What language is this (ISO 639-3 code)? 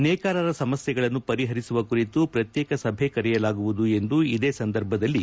kan